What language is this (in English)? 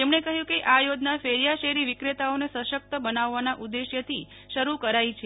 Gujarati